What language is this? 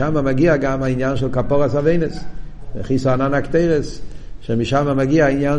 Hebrew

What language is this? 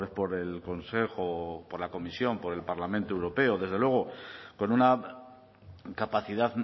Spanish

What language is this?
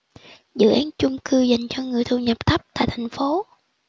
Vietnamese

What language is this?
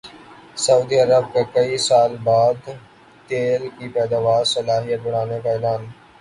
Urdu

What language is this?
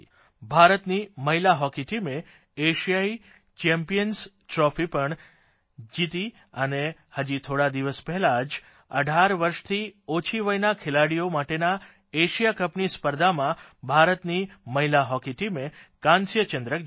Gujarati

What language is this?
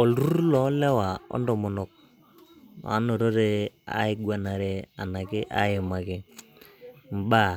Masai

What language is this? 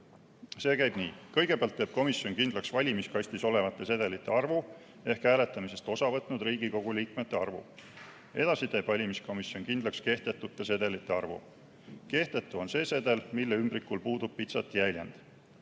Estonian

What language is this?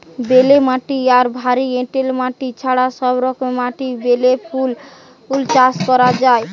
Bangla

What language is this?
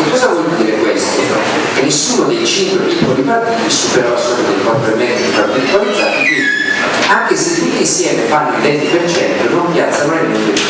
Italian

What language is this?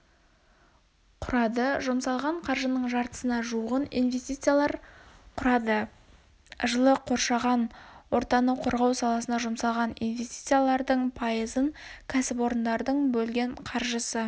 Kazakh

